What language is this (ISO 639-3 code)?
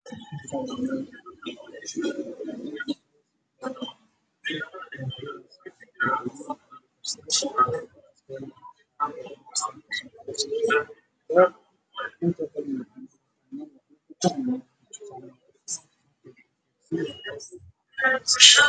som